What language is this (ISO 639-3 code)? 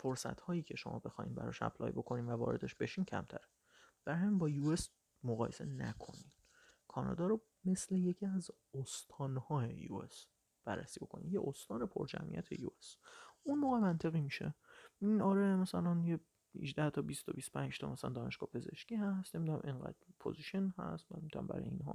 fas